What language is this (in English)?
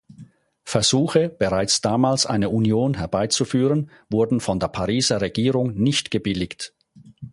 German